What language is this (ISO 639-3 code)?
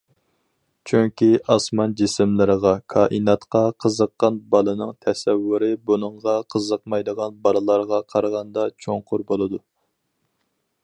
uig